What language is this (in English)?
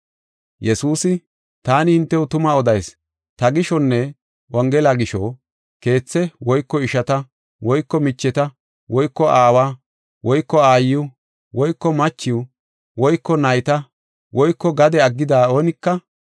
Gofa